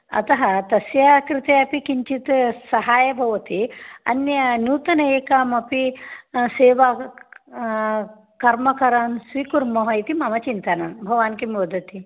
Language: Sanskrit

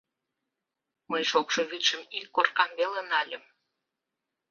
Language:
Mari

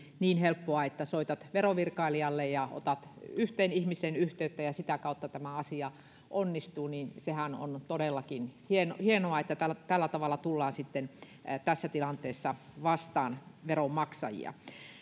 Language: Finnish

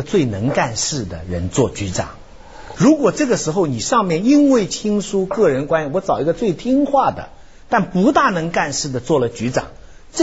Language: Chinese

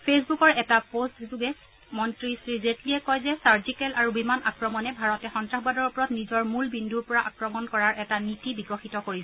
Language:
Assamese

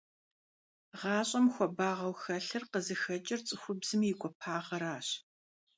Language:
Kabardian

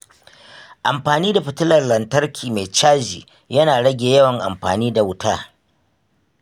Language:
Hausa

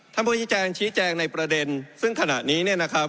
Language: Thai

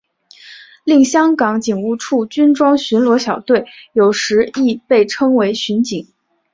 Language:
Chinese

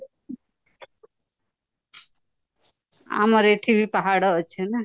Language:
Odia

